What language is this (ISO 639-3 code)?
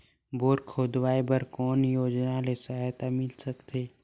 hne